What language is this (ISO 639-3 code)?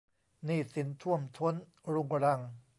tha